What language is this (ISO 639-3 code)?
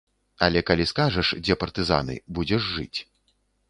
bel